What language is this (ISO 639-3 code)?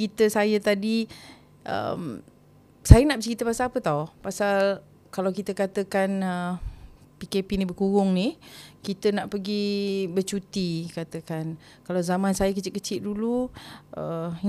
msa